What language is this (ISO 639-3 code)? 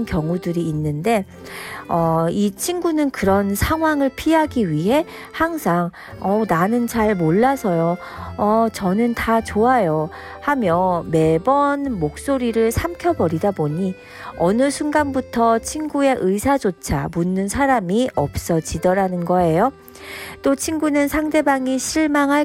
kor